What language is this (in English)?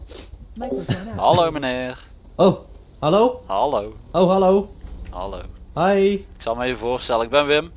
Dutch